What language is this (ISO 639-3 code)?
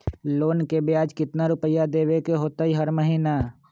mag